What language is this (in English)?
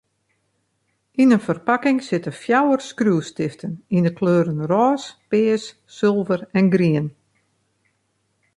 Western Frisian